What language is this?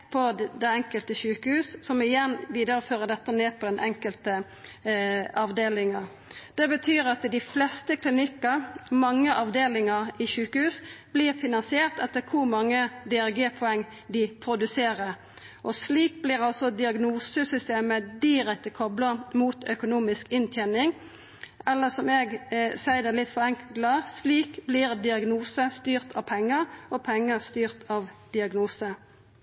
Norwegian Nynorsk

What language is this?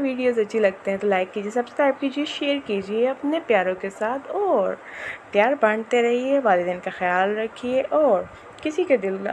Hindi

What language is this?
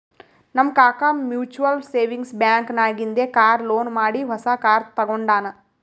Kannada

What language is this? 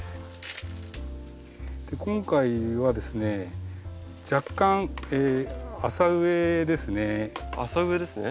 Japanese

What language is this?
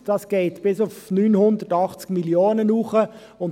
Swiss German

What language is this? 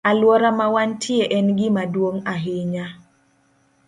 Luo (Kenya and Tanzania)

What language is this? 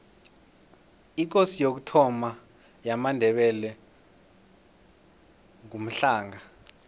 South Ndebele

